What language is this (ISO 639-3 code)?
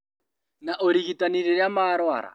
kik